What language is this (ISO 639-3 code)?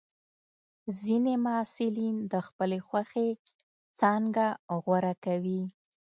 pus